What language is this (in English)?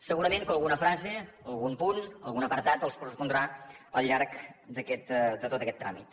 Catalan